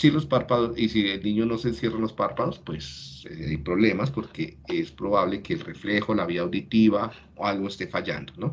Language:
Spanish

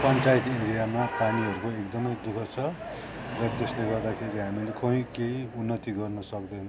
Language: Nepali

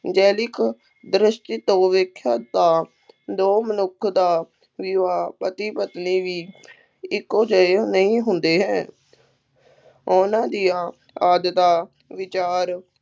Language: Punjabi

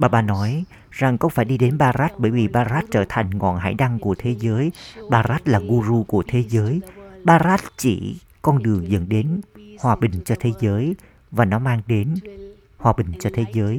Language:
Vietnamese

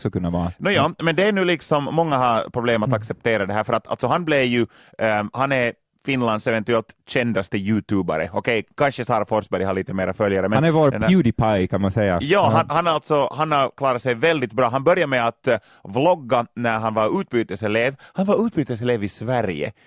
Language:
Swedish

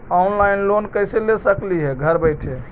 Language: Magahi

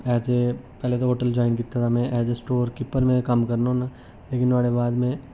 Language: Dogri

